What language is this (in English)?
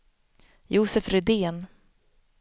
Swedish